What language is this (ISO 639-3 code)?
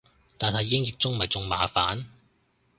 yue